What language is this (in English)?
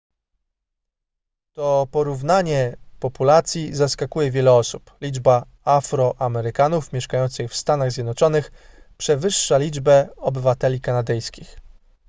Polish